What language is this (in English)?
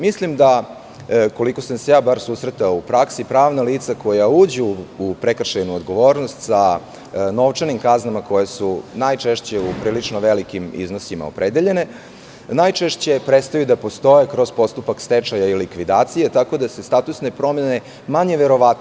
Serbian